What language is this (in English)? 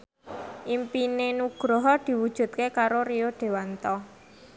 Javanese